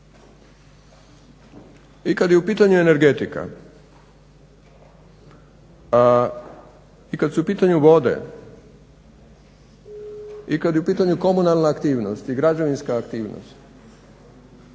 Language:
Croatian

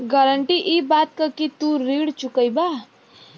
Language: Bhojpuri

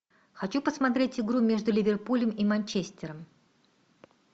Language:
Russian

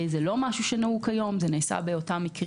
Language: Hebrew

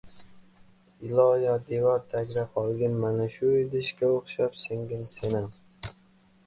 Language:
Uzbek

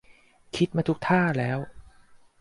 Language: Thai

